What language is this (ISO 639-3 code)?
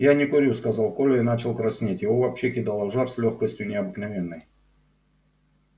rus